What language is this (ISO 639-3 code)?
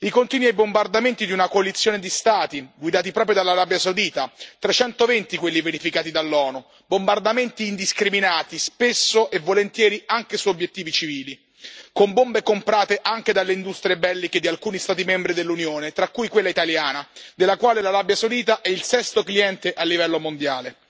ita